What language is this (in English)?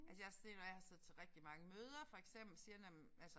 Danish